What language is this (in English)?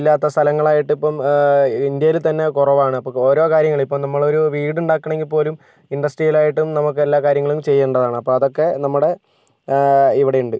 Malayalam